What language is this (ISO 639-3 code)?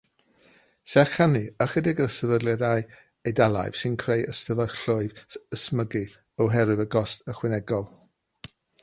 cym